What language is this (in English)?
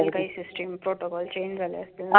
Marathi